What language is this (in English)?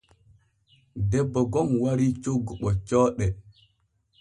Borgu Fulfulde